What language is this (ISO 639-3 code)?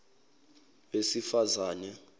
zul